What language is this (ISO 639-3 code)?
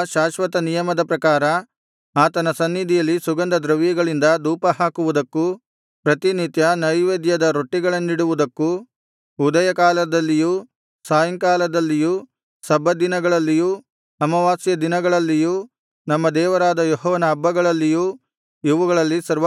kan